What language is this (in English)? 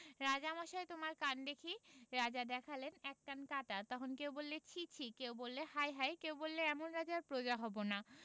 Bangla